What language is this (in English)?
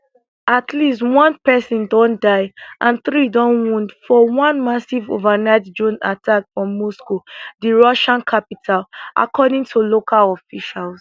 Nigerian Pidgin